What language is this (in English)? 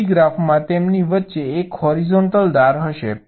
Gujarati